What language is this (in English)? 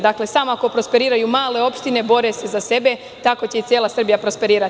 Serbian